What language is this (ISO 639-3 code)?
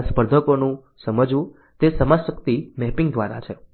guj